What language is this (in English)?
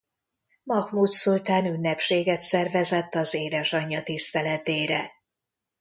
Hungarian